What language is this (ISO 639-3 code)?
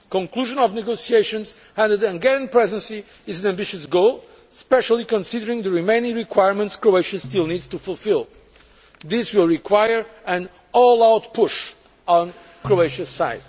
eng